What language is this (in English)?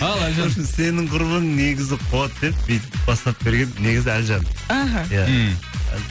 Kazakh